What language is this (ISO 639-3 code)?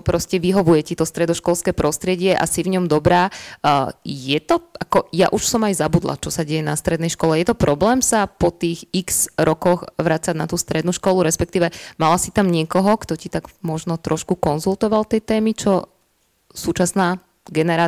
slk